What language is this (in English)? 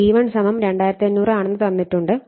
Malayalam